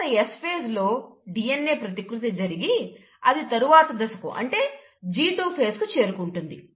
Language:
Telugu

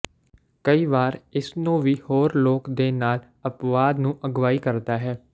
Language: Punjabi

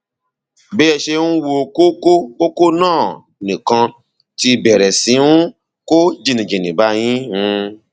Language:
Yoruba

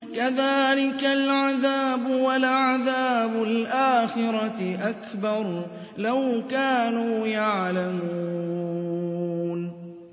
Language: Arabic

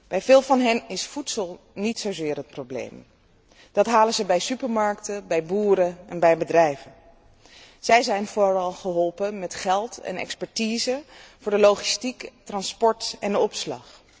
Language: Dutch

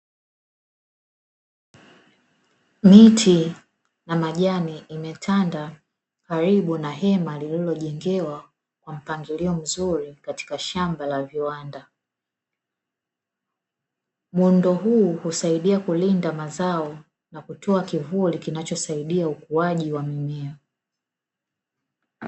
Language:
Swahili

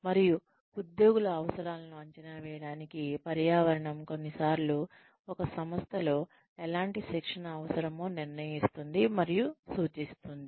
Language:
Telugu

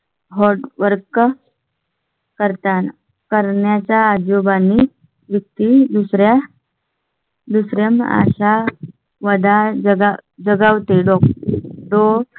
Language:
Marathi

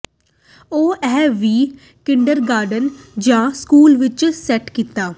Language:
Punjabi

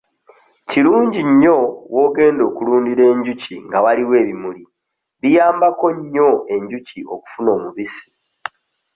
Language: Ganda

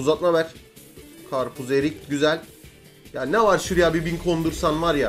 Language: Turkish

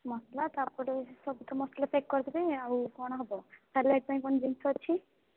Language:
Odia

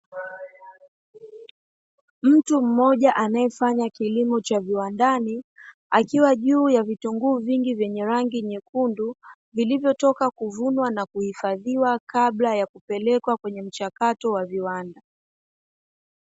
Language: Swahili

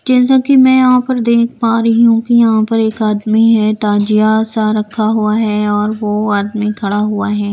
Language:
Hindi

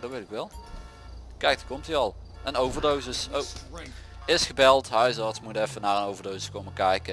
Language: Dutch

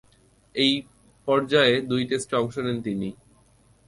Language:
Bangla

